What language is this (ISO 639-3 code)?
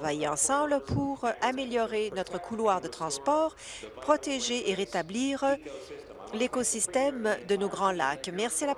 fra